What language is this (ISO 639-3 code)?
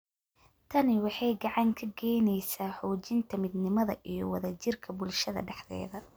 som